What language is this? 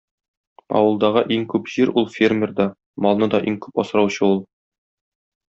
Tatar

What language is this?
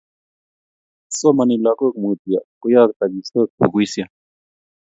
Kalenjin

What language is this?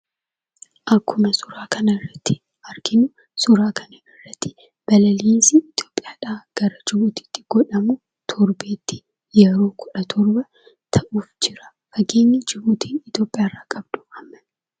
Oromo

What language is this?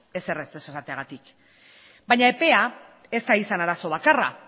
Basque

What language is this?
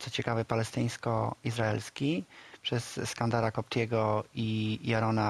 Polish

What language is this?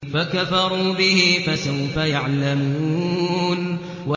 Arabic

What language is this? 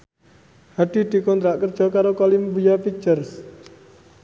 Javanese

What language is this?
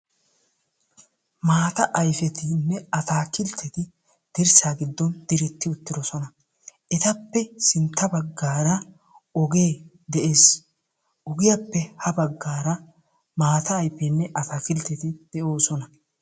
Wolaytta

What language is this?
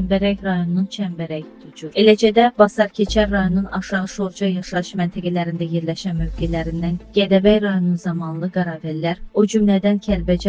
Turkish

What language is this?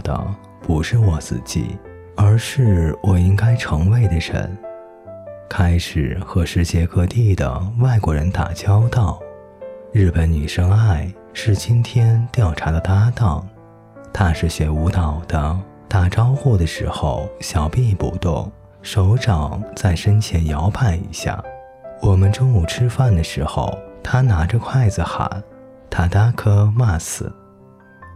Chinese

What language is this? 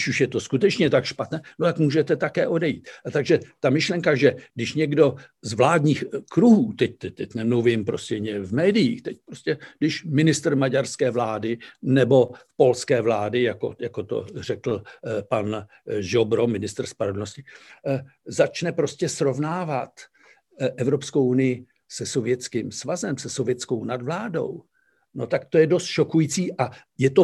Czech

